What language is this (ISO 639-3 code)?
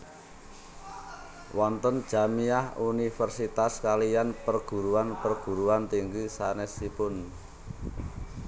jav